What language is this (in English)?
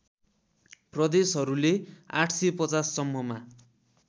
Nepali